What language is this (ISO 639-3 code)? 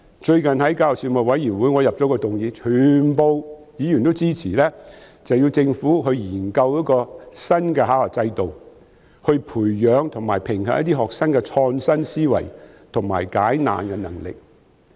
yue